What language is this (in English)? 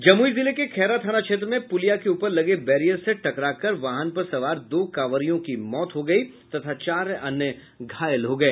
Hindi